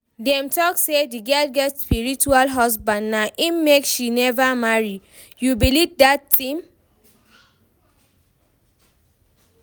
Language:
Nigerian Pidgin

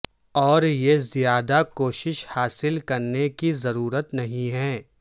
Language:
Urdu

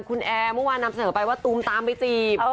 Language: Thai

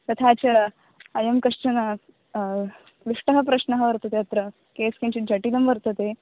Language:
Sanskrit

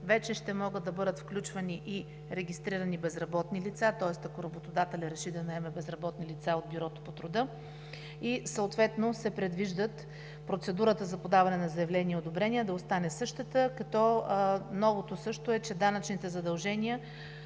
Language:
Bulgarian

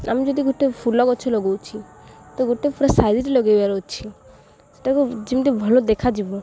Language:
Odia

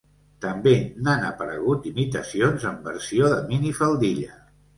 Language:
Catalan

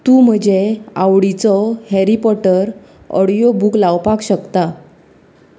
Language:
Konkani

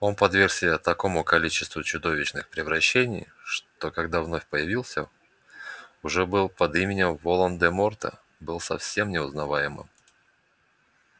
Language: Russian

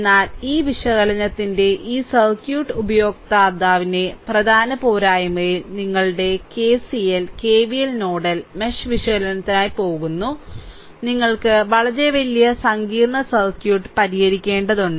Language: Malayalam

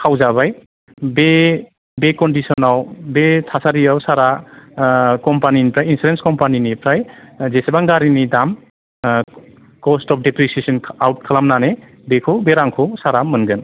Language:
Bodo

